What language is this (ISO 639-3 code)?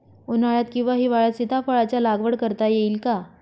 mar